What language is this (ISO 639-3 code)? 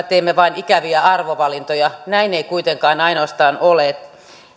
fin